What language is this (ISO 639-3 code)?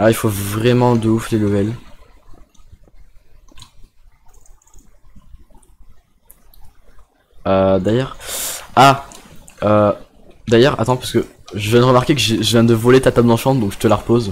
fra